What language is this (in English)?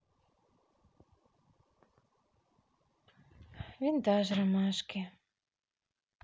Russian